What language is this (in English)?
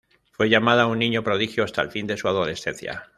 Spanish